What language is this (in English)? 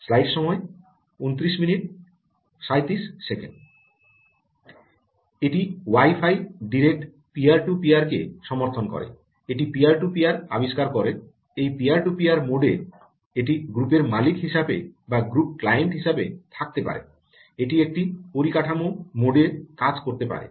Bangla